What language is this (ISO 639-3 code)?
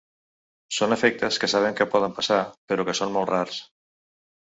cat